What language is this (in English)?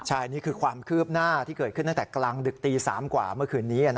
Thai